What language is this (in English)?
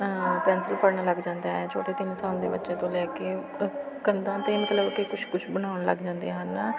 Punjabi